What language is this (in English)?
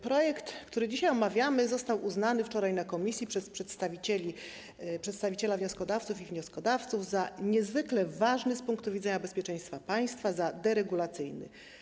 Polish